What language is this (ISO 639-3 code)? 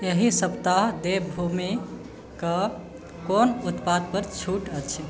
mai